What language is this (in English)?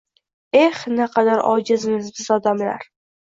Uzbek